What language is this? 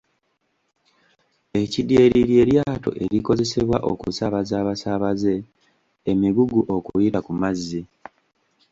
Ganda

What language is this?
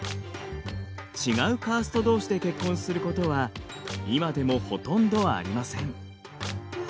Japanese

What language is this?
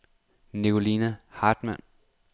Danish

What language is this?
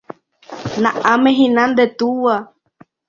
Guarani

